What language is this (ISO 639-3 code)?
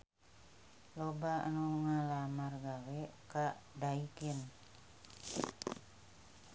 sun